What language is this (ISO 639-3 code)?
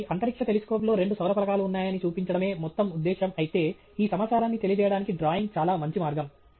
tel